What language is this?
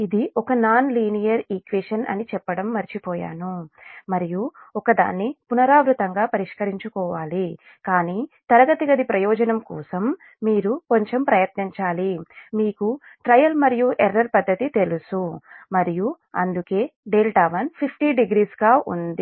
Telugu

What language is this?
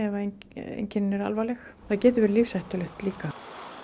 Icelandic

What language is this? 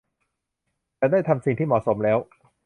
Thai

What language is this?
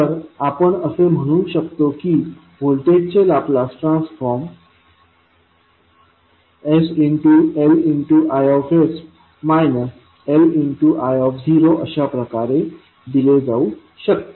Marathi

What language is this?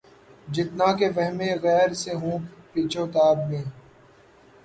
Urdu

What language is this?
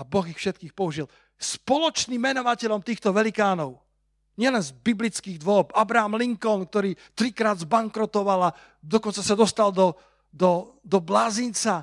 Slovak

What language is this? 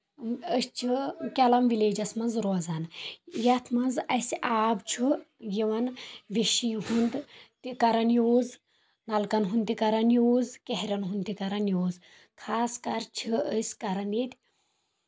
Kashmiri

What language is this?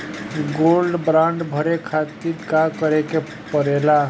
Bhojpuri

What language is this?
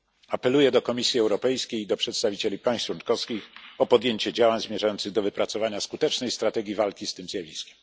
Polish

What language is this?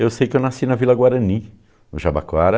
Portuguese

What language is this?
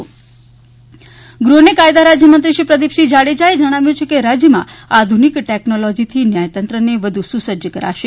Gujarati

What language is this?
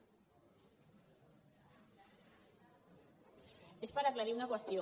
Catalan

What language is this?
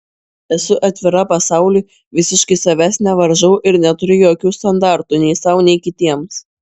Lithuanian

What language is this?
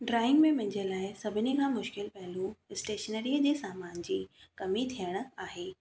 Sindhi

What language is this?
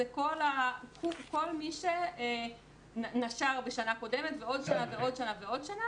Hebrew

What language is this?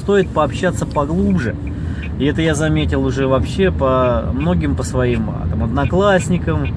Russian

